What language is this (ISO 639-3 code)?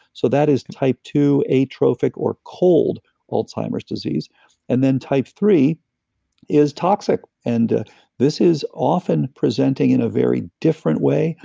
eng